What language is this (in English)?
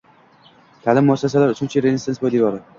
Uzbek